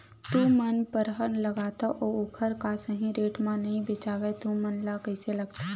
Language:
Chhattisgarhi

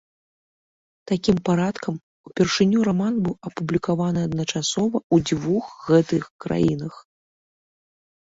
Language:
Belarusian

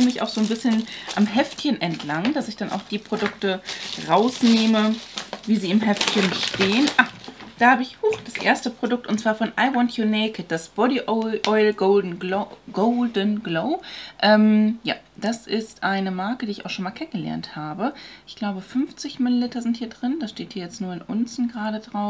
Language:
German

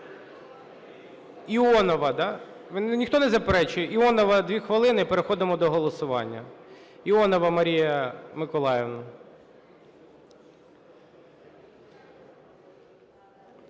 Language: Ukrainian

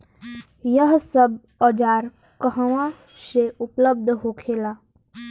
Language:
Bhojpuri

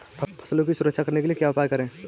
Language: Hindi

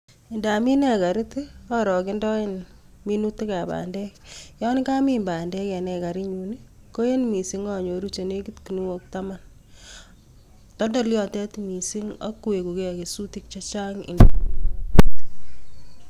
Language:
Kalenjin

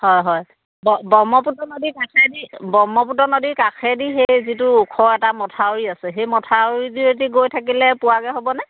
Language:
Assamese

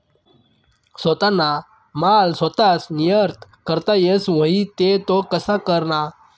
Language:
Marathi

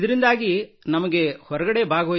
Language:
Kannada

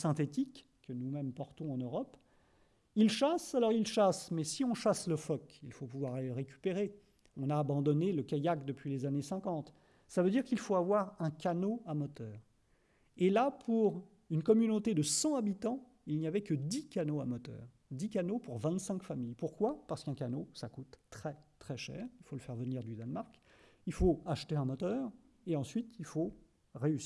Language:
French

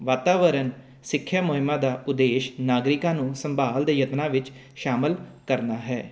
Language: Punjabi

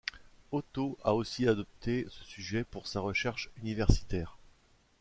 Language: French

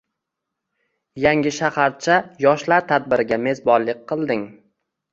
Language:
Uzbek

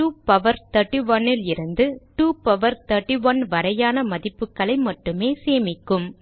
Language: Tamil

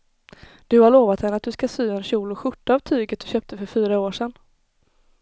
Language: Swedish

